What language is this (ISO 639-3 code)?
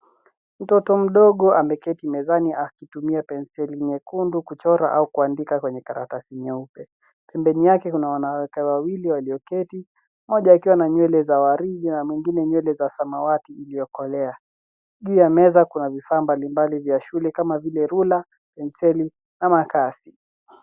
swa